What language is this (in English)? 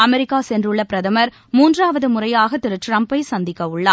Tamil